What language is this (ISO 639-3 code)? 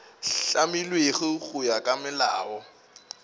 nso